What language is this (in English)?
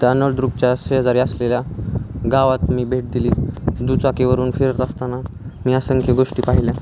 Marathi